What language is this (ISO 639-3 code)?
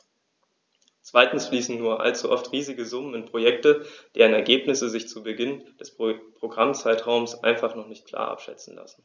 deu